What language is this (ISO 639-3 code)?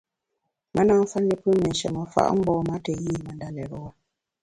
bax